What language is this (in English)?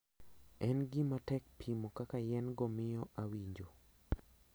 Luo (Kenya and Tanzania)